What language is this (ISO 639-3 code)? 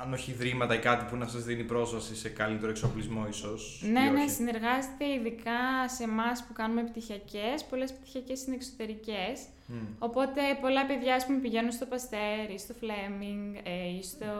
ell